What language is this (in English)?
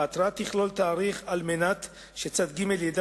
Hebrew